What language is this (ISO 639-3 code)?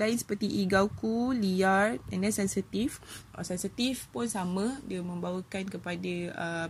msa